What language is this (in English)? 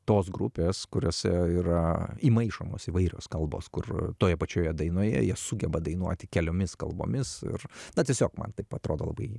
Lithuanian